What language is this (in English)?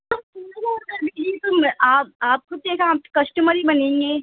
Urdu